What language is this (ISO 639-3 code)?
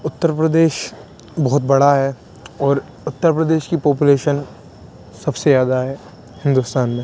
urd